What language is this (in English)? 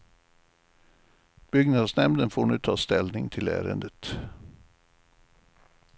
Swedish